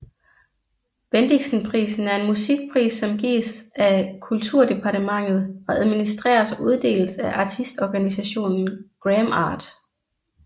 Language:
Danish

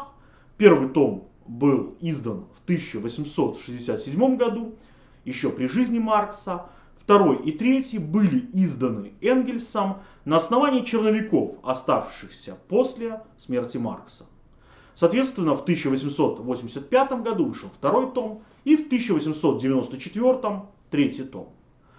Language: Russian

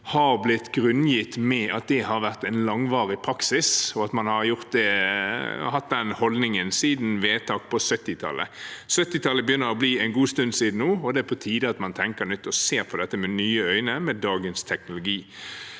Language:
Norwegian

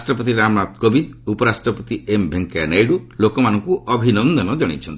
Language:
Odia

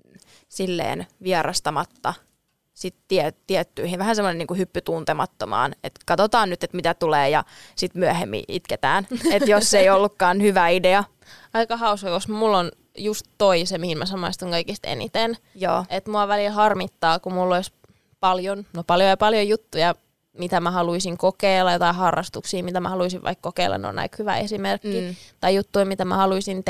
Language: Finnish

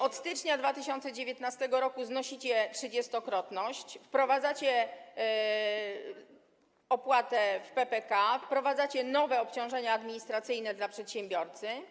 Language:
Polish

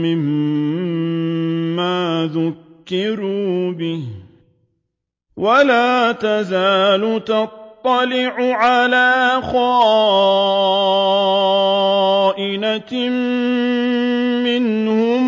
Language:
Arabic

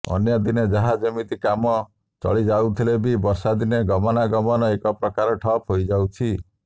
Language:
Odia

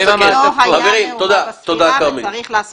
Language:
Hebrew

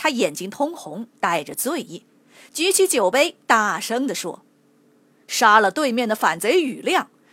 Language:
Chinese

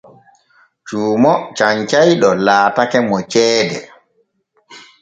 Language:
Borgu Fulfulde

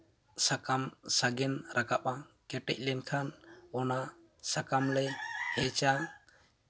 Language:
Santali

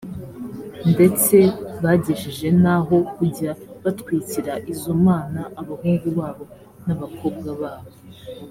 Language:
Kinyarwanda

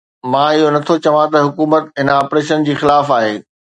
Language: Sindhi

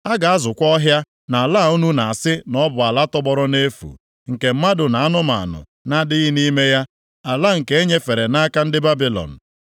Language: Igbo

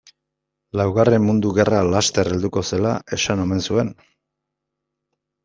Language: Basque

